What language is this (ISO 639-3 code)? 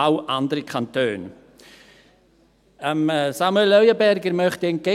gsw